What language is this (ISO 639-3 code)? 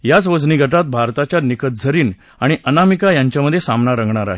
mar